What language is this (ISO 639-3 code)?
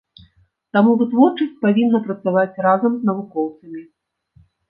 bel